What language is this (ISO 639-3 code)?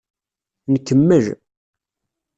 kab